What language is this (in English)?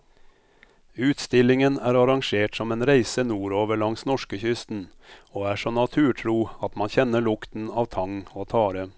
Norwegian